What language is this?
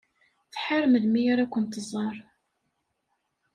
Kabyle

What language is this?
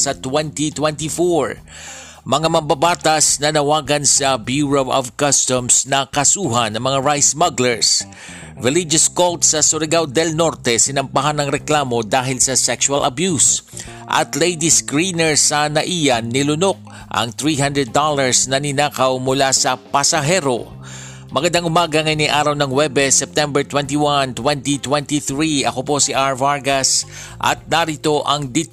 Filipino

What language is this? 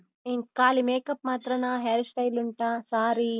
Kannada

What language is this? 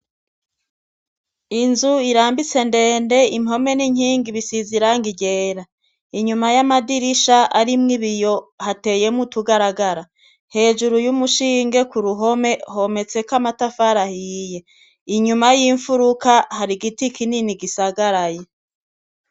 Rundi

